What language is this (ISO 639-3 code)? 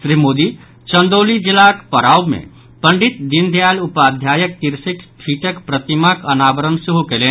mai